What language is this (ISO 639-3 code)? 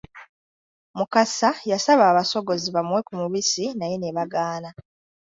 lug